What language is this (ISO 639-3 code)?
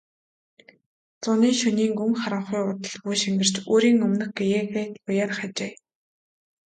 mon